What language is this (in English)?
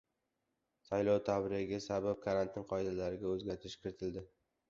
Uzbek